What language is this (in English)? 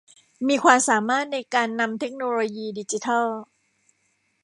Thai